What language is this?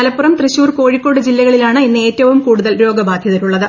Malayalam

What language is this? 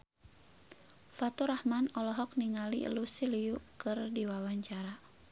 Sundanese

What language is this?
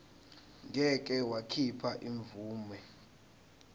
Zulu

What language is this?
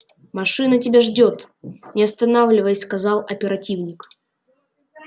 Russian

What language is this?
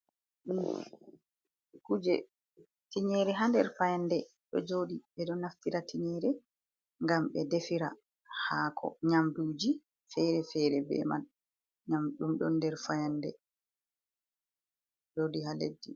Fula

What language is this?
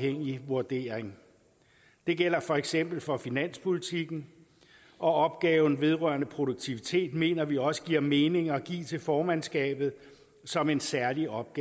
Danish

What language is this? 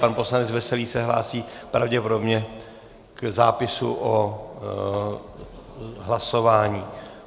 Czech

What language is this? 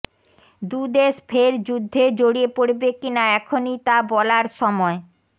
Bangla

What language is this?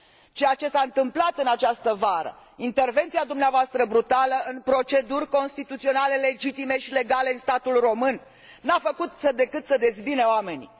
Romanian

